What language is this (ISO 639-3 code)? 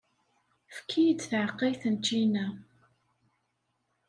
kab